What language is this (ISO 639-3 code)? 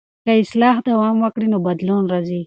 pus